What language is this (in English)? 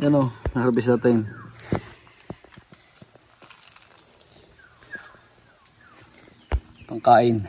Filipino